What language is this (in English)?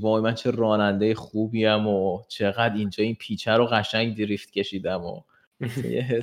Persian